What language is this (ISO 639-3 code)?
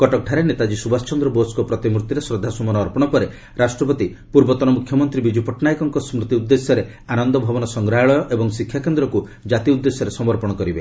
ori